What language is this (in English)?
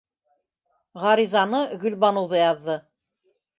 Bashkir